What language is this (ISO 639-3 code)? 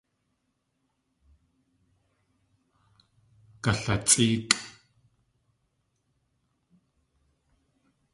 tli